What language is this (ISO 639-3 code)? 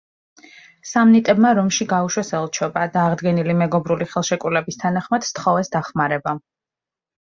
kat